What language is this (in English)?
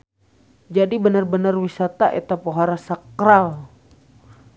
Sundanese